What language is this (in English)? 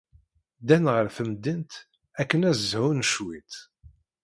Kabyle